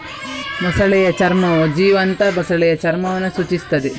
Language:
Kannada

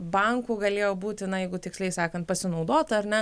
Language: Lithuanian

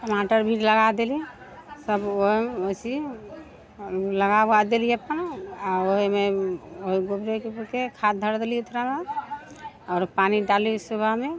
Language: Maithili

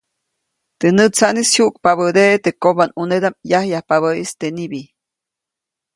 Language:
Copainalá Zoque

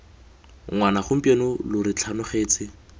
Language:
Tswana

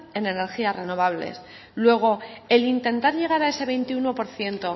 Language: Spanish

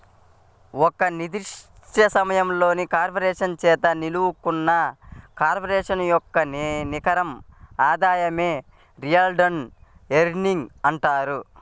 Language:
Telugu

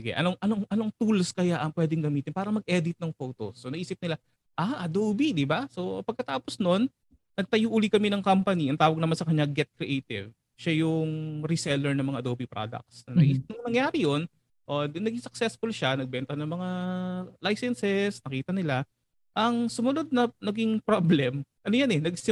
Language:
Filipino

